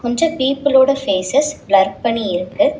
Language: Tamil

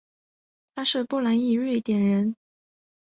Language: Chinese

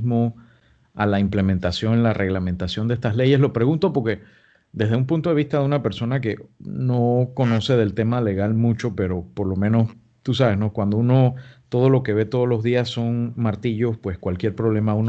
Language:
Spanish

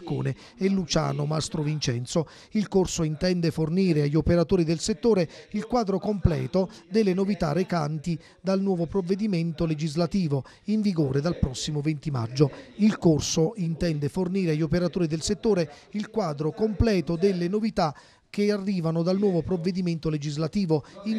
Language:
Italian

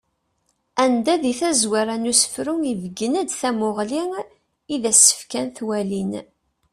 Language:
Kabyle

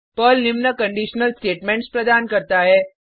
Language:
Hindi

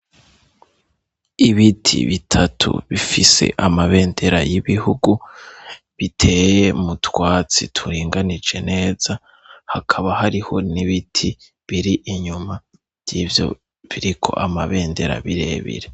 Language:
Rundi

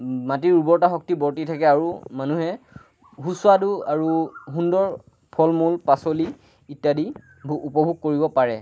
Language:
Assamese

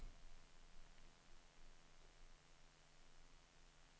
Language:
Swedish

